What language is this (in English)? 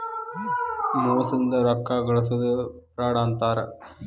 Kannada